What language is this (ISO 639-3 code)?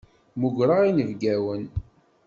kab